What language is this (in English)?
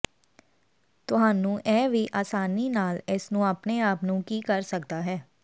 Punjabi